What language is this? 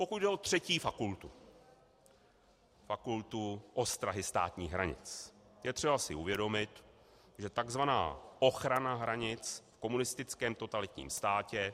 Czech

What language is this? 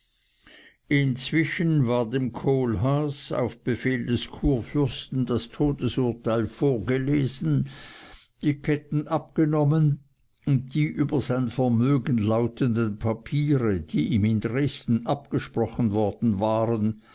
German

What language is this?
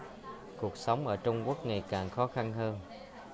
Vietnamese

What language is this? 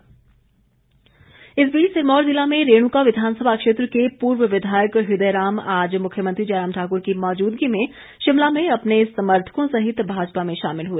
Hindi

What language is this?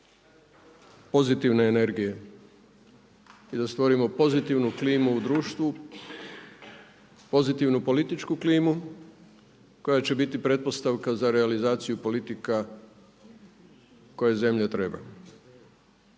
Croatian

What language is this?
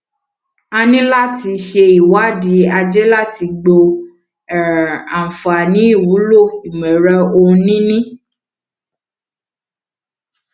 Yoruba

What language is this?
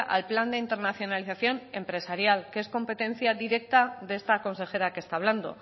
Spanish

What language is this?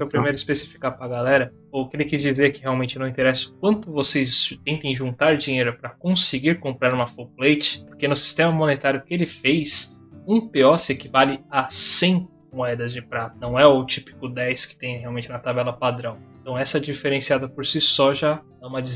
Portuguese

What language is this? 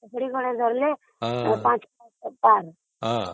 Odia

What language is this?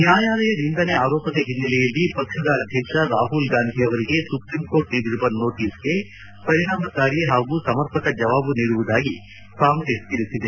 Kannada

